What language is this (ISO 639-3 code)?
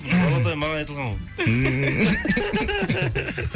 kaz